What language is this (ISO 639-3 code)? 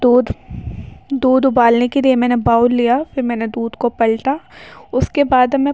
urd